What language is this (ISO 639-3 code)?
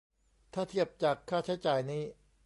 tha